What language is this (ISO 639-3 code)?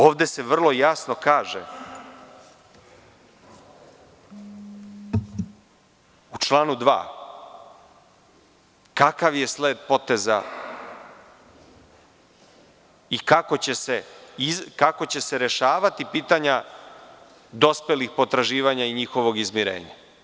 srp